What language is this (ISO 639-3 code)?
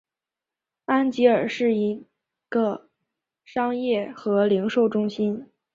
zho